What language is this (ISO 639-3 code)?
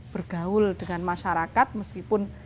ind